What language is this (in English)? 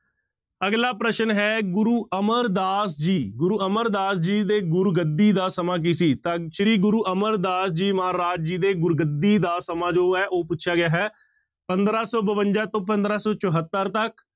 Punjabi